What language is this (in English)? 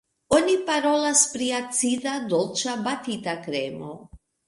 Esperanto